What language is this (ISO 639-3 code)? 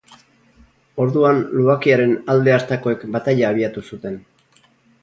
eus